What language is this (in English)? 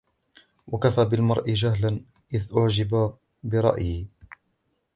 Arabic